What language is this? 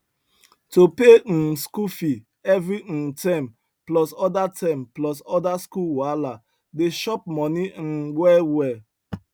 Nigerian Pidgin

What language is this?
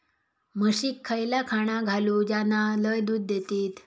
Marathi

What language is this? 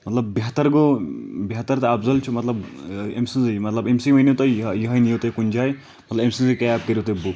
Kashmiri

